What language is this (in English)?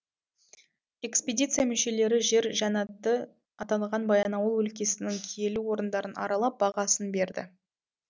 Kazakh